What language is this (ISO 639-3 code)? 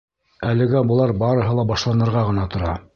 bak